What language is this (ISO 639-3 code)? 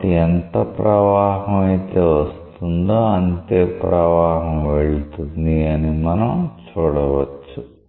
tel